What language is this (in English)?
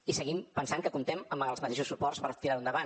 Catalan